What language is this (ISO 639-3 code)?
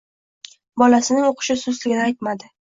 uzb